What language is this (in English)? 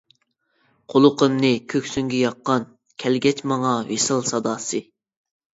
Uyghur